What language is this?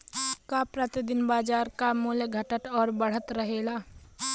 Bhojpuri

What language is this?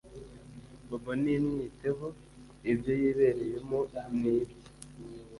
Kinyarwanda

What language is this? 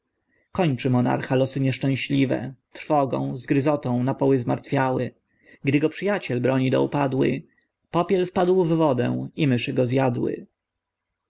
Polish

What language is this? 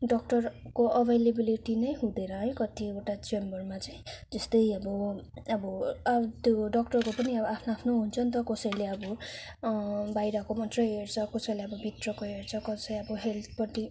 Nepali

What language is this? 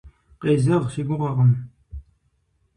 Kabardian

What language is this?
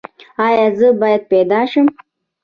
Pashto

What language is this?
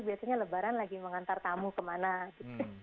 Indonesian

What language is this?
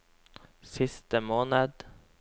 Norwegian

